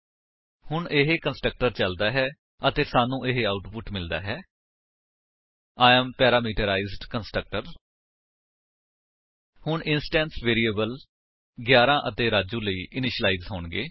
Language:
Punjabi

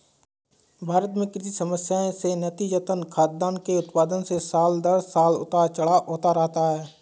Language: Hindi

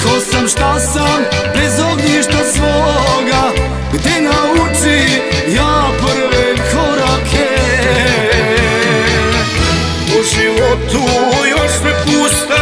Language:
Romanian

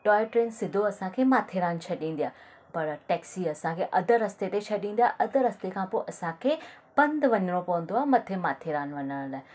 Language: Sindhi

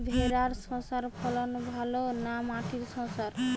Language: Bangla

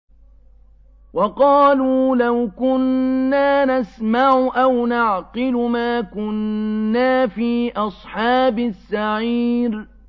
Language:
Arabic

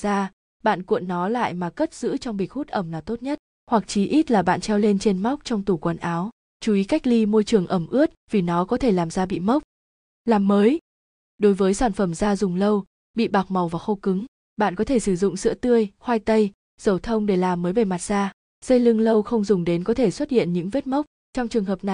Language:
Vietnamese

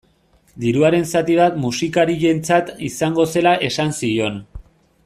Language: Basque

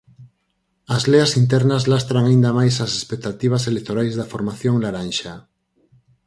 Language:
Galician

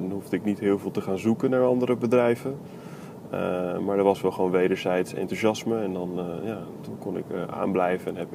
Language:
Dutch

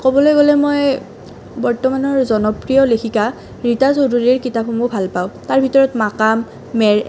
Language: Assamese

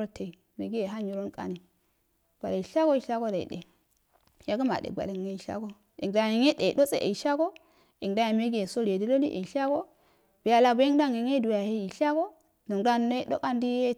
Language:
Afade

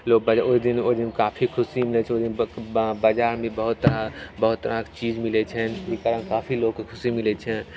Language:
Maithili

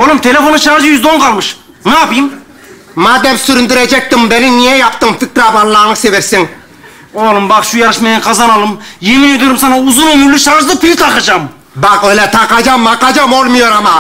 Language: Turkish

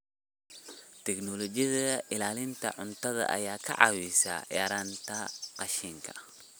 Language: Somali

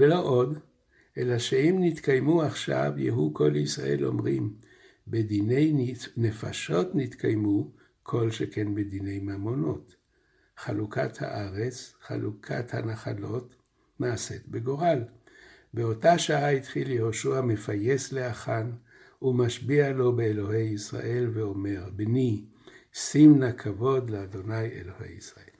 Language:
Hebrew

